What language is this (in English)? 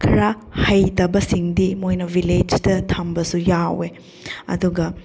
Manipuri